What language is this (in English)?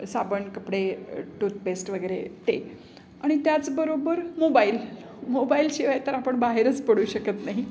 Marathi